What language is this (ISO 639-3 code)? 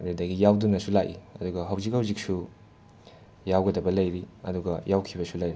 mni